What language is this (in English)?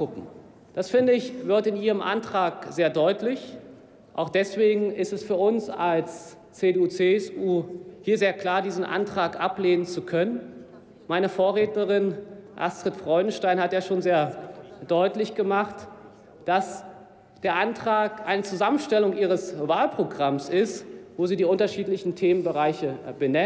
German